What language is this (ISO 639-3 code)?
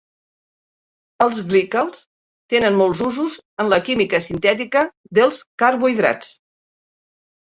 cat